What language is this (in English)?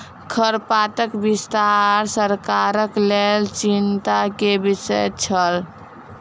Maithili